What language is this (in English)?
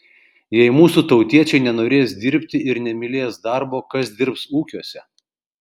Lithuanian